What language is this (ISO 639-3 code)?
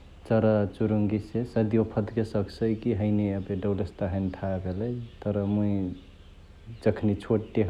the